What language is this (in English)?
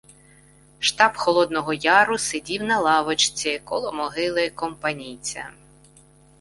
Ukrainian